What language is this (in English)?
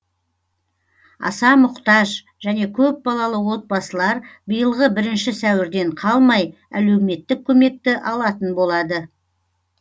Kazakh